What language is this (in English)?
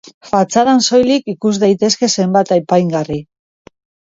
Basque